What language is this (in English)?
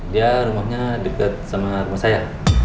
Indonesian